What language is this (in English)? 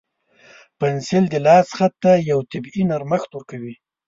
Pashto